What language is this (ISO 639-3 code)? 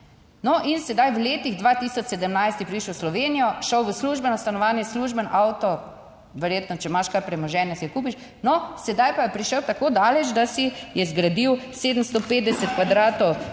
slv